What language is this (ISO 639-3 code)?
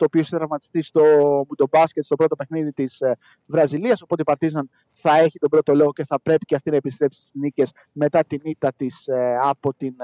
ell